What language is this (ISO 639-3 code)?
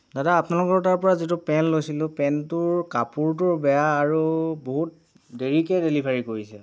asm